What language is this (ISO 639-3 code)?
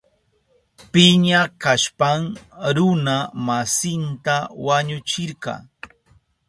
qup